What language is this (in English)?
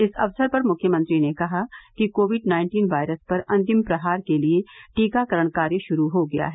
Hindi